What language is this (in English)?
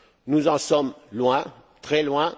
French